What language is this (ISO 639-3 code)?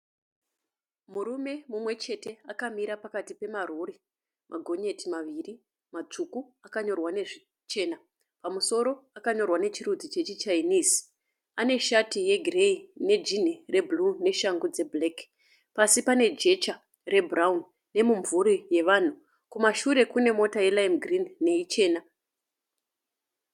sna